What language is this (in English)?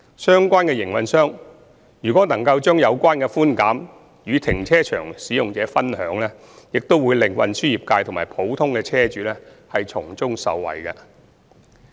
Cantonese